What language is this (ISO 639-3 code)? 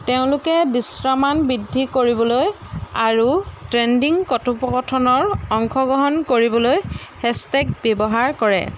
asm